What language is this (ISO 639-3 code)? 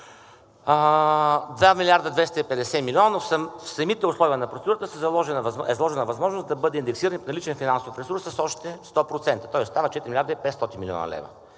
bul